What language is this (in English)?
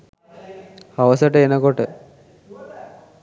Sinhala